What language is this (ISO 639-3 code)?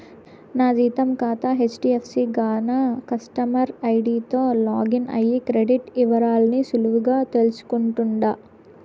tel